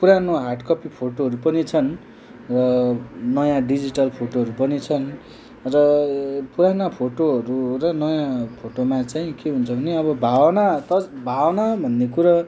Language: Nepali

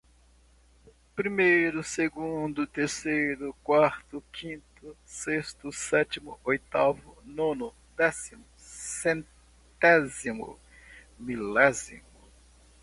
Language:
Portuguese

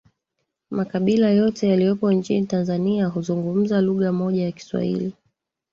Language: Swahili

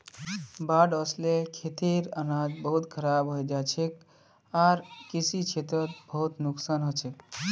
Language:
Magahi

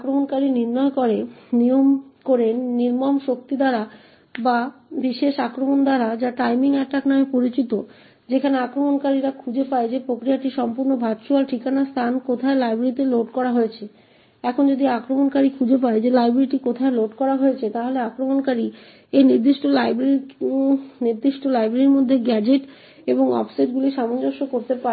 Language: Bangla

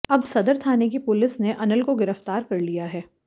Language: Hindi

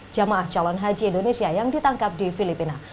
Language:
Indonesian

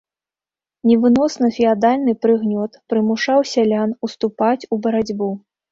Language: Belarusian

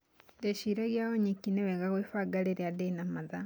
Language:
Kikuyu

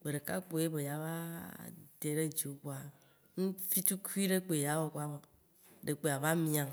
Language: Waci Gbe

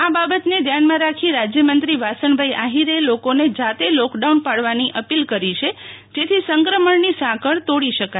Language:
Gujarati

